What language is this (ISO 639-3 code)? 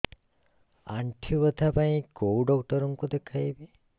ori